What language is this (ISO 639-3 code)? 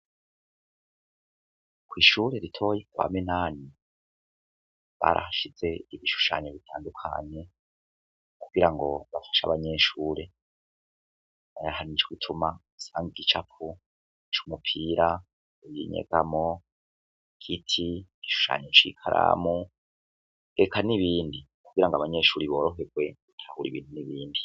run